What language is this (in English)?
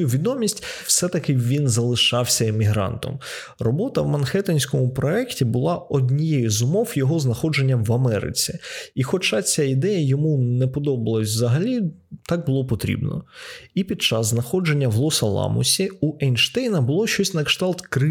Ukrainian